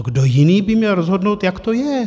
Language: Czech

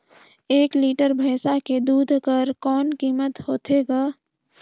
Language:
Chhattisgarhi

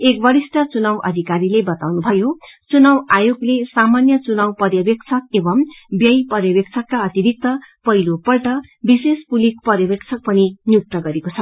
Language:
Nepali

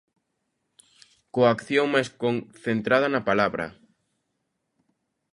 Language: Galician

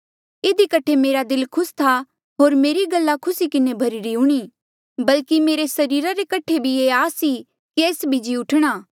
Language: Mandeali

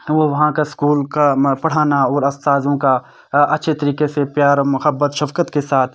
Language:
Urdu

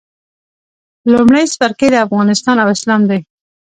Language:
Pashto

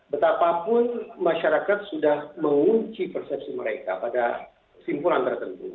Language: Indonesian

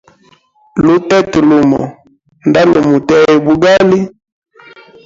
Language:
Hemba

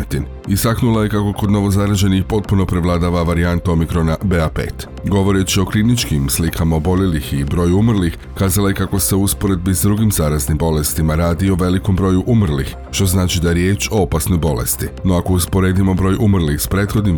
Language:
Croatian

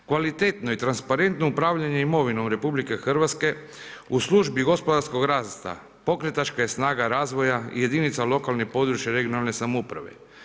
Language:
Croatian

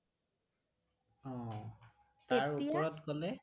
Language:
Assamese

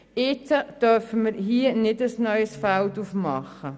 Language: Swiss German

